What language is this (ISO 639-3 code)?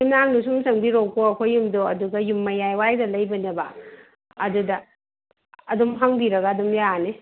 mni